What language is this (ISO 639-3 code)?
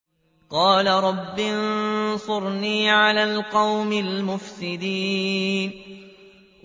ara